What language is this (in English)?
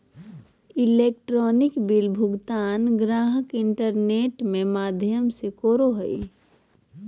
Magahi